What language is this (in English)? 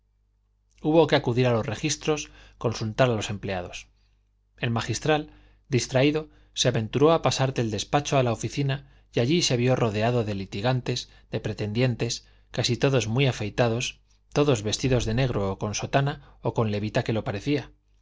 Spanish